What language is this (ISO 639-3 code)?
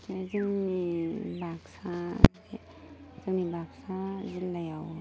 brx